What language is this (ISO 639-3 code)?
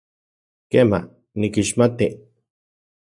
ncx